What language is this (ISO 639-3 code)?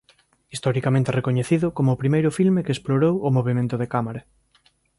glg